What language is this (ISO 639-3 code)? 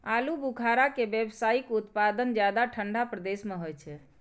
mai